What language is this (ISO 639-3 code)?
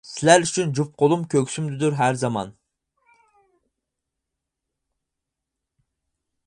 uig